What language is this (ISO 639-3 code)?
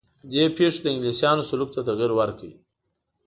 pus